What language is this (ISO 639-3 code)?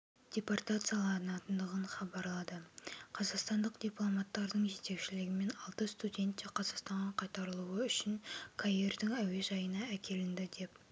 kaz